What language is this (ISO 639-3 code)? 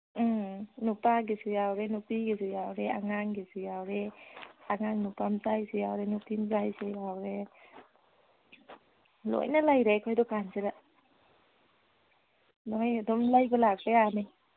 mni